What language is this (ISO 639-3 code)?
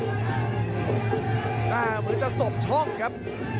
tha